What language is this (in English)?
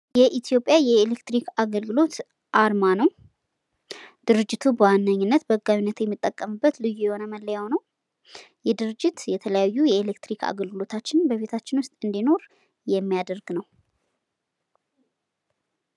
Amharic